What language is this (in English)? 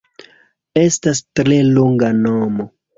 Esperanto